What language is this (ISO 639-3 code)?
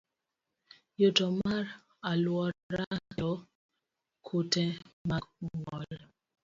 luo